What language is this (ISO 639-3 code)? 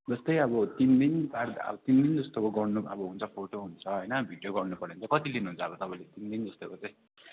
nep